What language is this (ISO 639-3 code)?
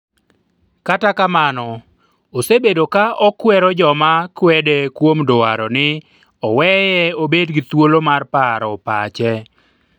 luo